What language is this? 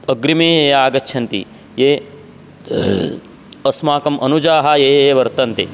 Sanskrit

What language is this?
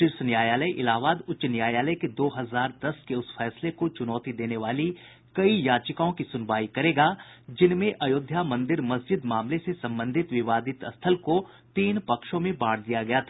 Hindi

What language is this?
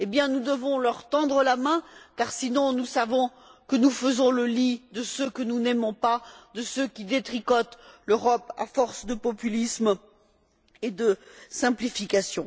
French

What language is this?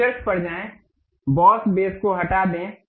Hindi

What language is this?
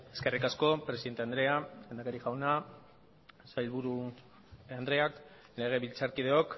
Basque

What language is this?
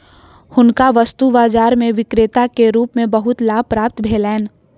Maithili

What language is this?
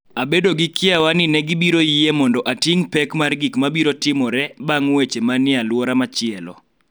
Luo (Kenya and Tanzania)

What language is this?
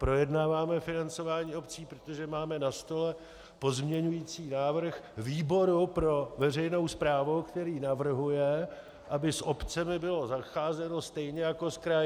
Czech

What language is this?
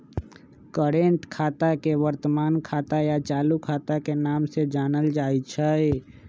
Magahi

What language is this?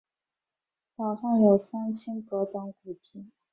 Chinese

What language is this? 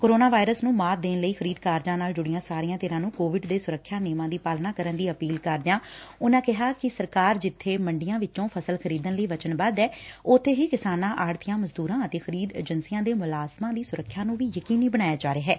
Punjabi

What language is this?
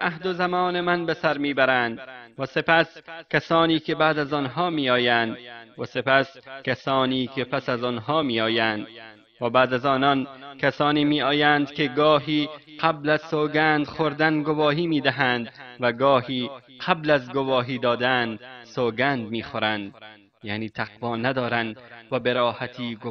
Persian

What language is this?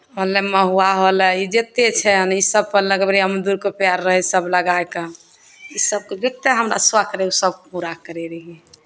Maithili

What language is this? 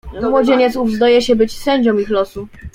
Polish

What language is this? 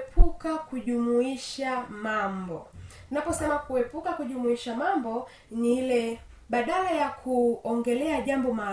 Swahili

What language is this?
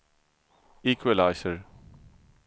Swedish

